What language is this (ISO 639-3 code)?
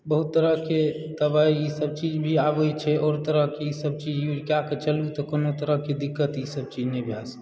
mai